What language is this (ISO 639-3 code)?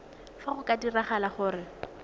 tsn